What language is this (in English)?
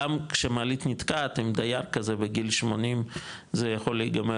Hebrew